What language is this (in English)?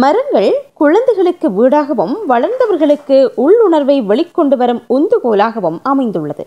Tamil